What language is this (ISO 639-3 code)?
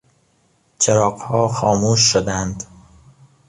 fas